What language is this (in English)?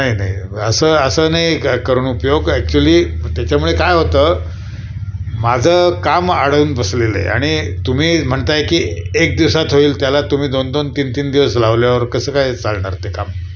Marathi